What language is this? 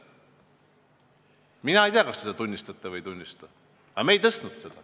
Estonian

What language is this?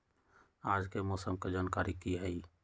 Magahi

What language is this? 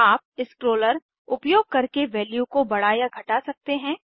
Hindi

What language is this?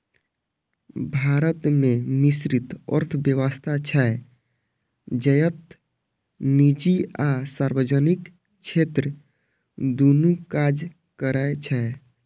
Maithili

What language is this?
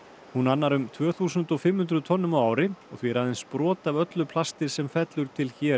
Icelandic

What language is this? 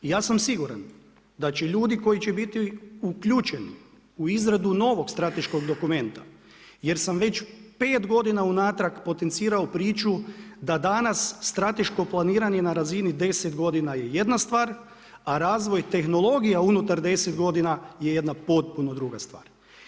Croatian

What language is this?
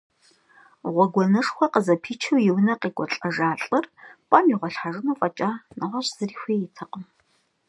Kabardian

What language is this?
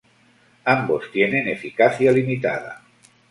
Spanish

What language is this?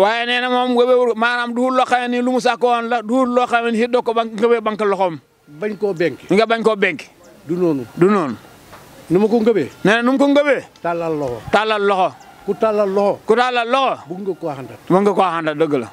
Indonesian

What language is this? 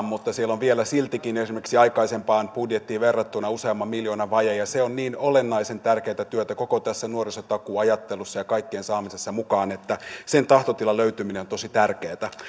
Finnish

